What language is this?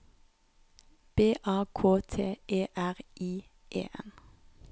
Norwegian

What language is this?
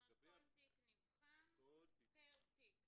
Hebrew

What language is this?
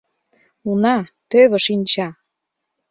Mari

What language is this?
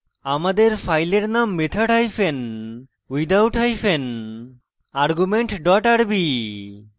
Bangla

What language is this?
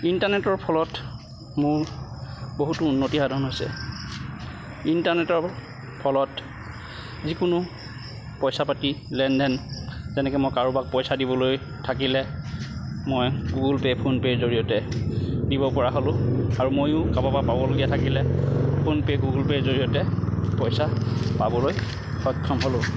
Assamese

